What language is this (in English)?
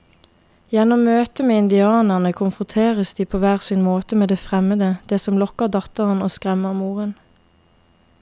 Norwegian